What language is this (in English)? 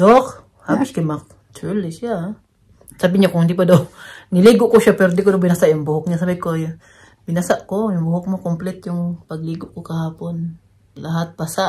Filipino